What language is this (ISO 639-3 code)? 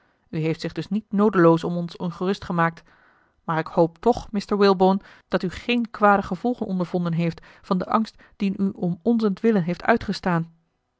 nld